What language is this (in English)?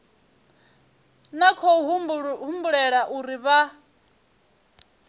Venda